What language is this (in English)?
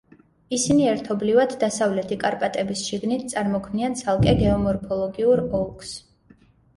Georgian